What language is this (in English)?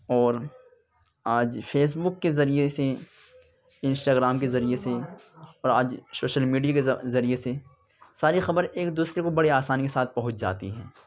Urdu